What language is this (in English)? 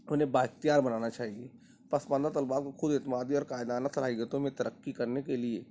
Urdu